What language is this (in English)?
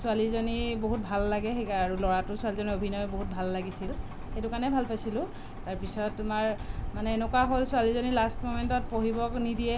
Assamese